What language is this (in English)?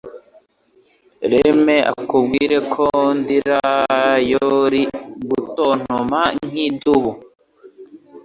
Kinyarwanda